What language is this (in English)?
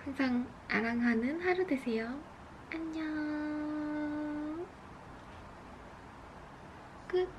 Korean